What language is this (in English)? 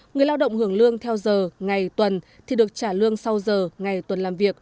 Vietnamese